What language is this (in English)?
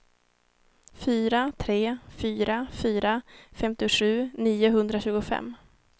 Swedish